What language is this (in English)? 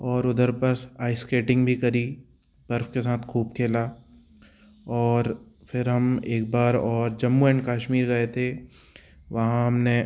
Hindi